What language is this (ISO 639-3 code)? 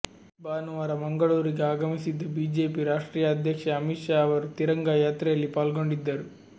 kan